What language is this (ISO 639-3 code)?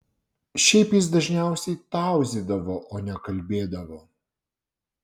lit